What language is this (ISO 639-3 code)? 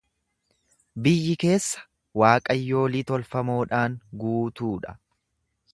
orm